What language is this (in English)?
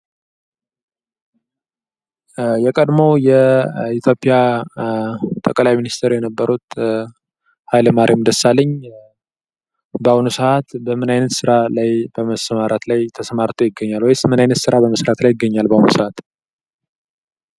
Amharic